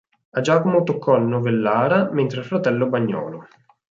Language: Italian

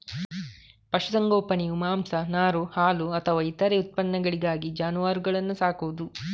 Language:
Kannada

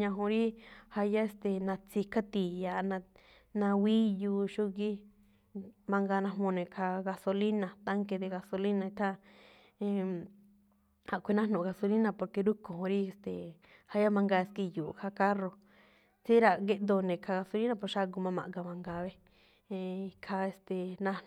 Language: Malinaltepec Me'phaa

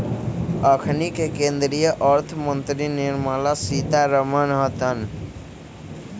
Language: Magahi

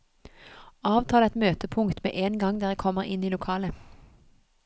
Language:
Norwegian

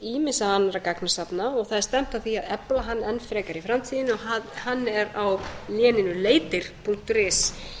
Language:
Icelandic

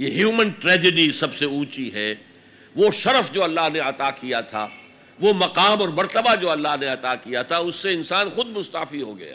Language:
Urdu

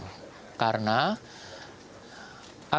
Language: Indonesian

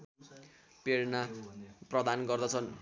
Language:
Nepali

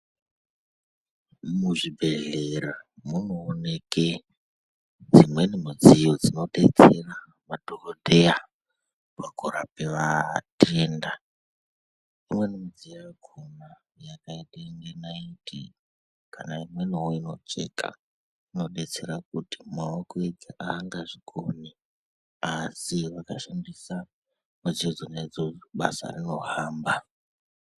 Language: Ndau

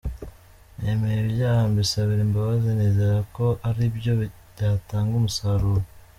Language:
Kinyarwanda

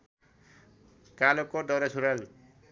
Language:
Nepali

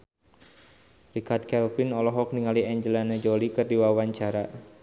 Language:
Sundanese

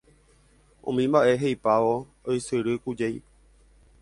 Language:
Guarani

